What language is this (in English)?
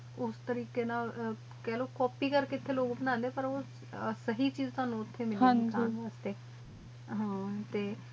Punjabi